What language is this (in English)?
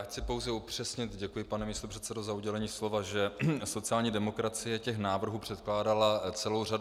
Czech